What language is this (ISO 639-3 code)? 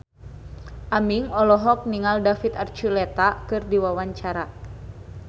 sun